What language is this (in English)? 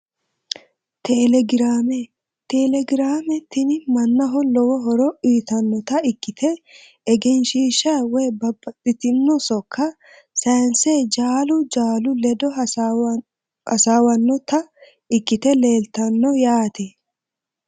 Sidamo